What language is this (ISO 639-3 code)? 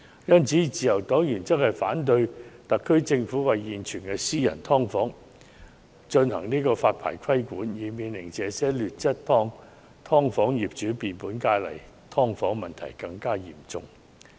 yue